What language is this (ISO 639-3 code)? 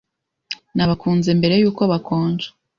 kin